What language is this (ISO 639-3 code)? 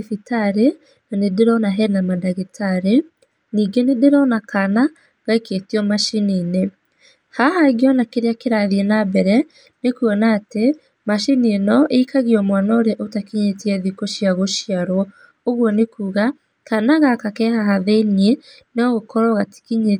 kik